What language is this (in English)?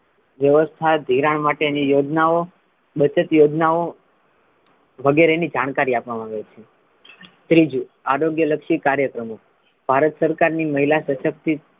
Gujarati